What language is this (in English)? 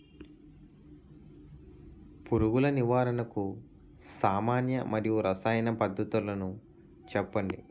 Telugu